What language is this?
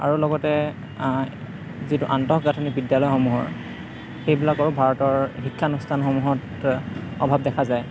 Assamese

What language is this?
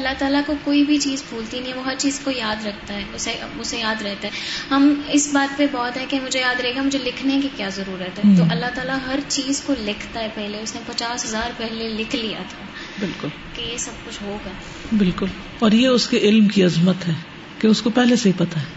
Urdu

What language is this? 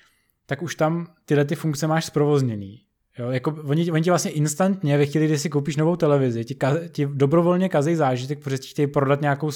Czech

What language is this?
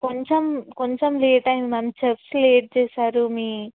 Telugu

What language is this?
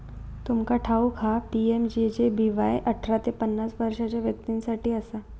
Marathi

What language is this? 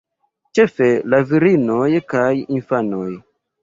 Esperanto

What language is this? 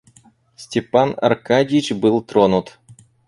Russian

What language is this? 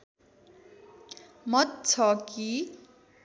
Nepali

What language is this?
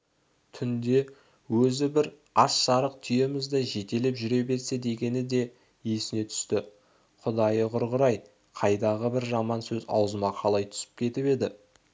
Kazakh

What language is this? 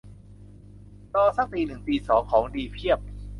Thai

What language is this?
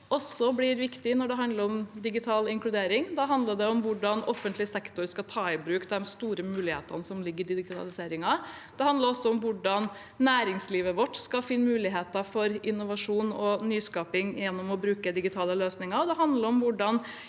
Norwegian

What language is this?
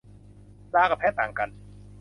Thai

